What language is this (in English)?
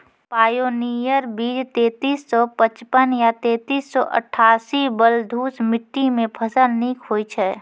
Maithili